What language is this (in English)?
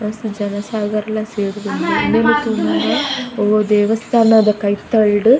Tulu